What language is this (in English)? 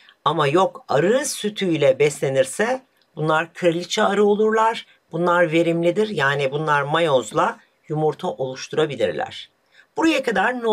Turkish